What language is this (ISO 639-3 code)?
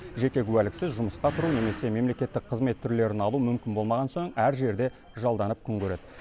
kaz